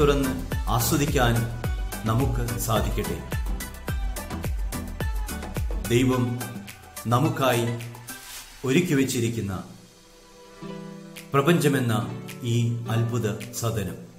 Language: Turkish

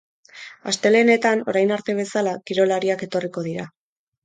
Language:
Basque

